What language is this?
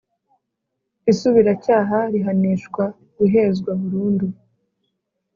Kinyarwanda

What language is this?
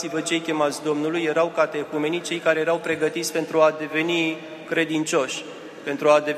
Romanian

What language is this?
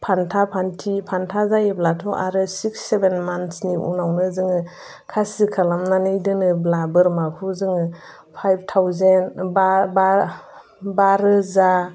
Bodo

